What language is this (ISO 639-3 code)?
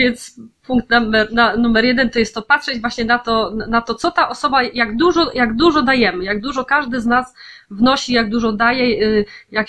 pol